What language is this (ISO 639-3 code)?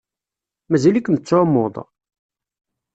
kab